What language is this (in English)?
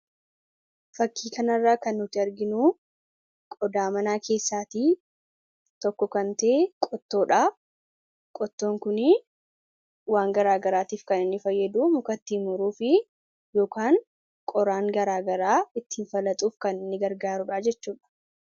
Oromo